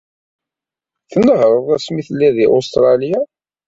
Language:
Kabyle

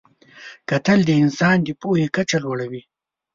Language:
Pashto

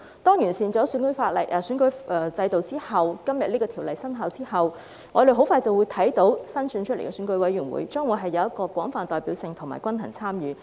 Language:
Cantonese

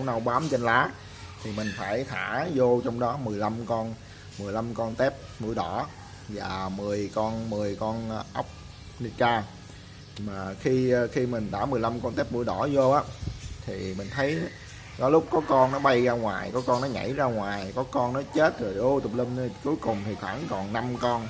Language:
Vietnamese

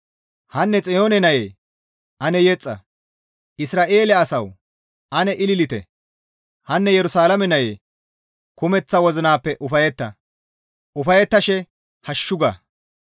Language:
Gamo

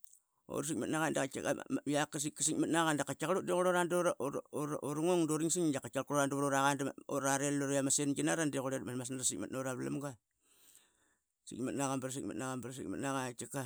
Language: Qaqet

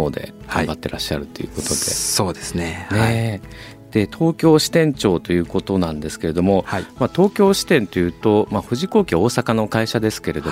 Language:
Japanese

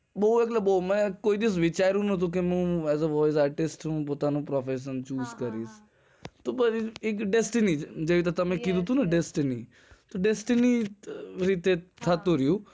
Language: Gujarati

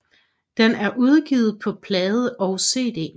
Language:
Danish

